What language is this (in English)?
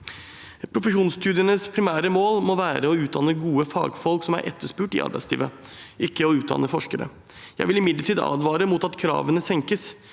Norwegian